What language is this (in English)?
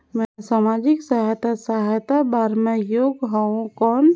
Chhattisgarhi